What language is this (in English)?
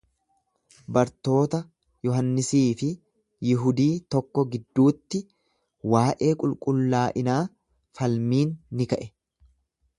Oromo